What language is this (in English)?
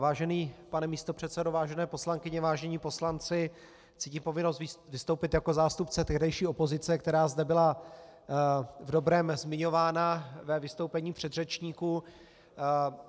Czech